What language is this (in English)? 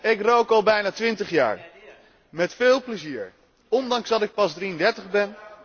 Dutch